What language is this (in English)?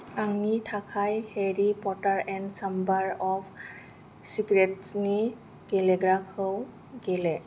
Bodo